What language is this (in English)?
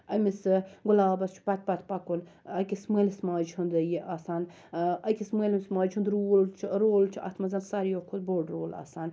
Kashmiri